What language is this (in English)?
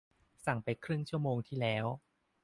Thai